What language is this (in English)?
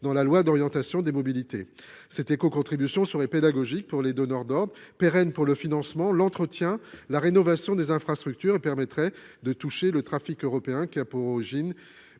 French